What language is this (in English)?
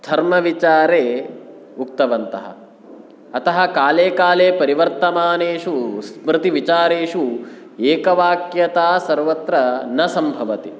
Sanskrit